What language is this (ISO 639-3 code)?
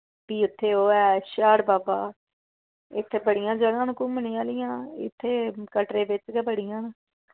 doi